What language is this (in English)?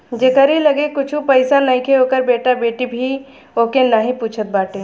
Bhojpuri